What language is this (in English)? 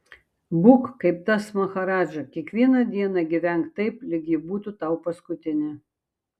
Lithuanian